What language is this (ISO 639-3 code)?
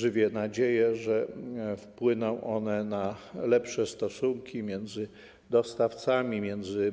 pol